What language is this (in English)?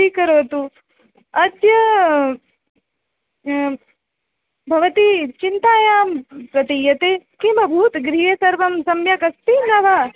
Sanskrit